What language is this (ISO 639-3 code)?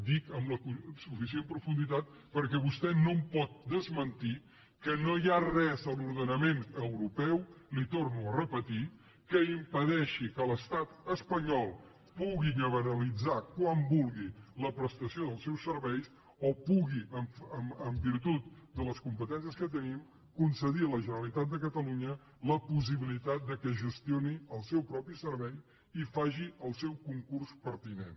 cat